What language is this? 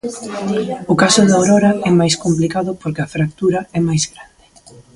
Galician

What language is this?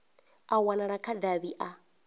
Venda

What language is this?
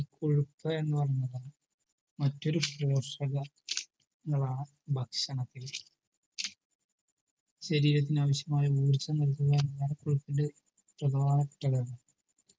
Malayalam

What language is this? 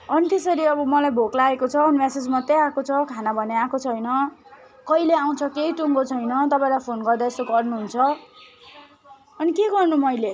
Nepali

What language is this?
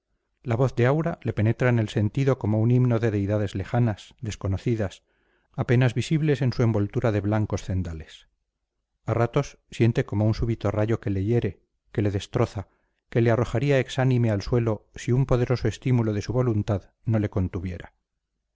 Spanish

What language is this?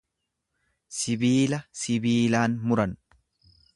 Oromo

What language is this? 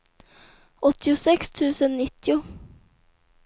Swedish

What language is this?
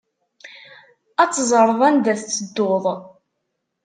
Kabyle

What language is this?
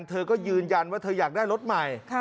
Thai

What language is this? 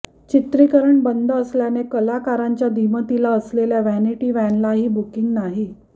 Marathi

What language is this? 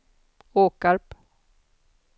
Swedish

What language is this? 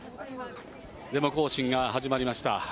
Japanese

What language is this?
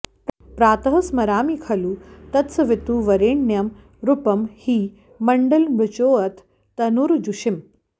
Sanskrit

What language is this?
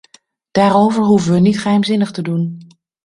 Dutch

